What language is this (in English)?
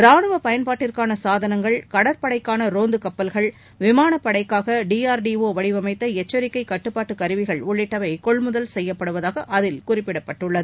Tamil